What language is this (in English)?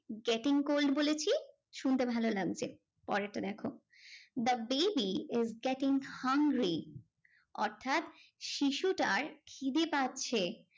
Bangla